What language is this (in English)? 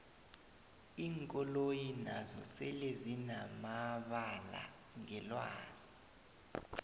South Ndebele